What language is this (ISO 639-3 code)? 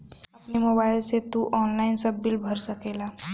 bho